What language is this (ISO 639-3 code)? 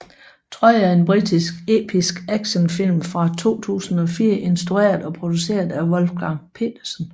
dan